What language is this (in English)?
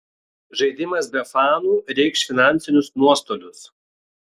Lithuanian